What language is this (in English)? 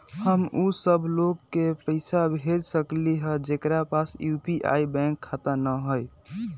Magahi